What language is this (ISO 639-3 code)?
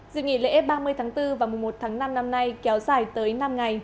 vie